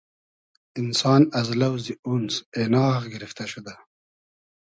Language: Hazaragi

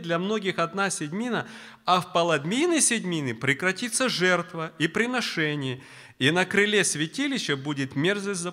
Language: Russian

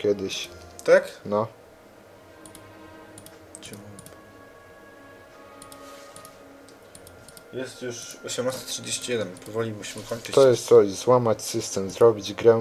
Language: Polish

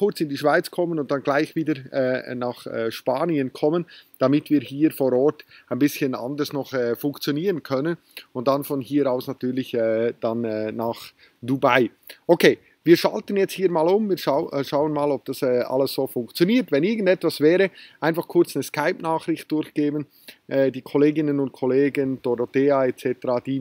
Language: German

